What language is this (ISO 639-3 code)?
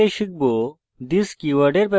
ben